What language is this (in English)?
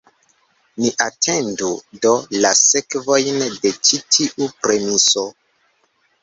Esperanto